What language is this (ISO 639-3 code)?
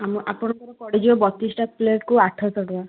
ori